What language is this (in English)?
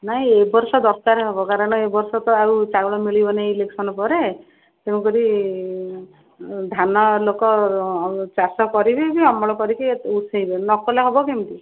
Odia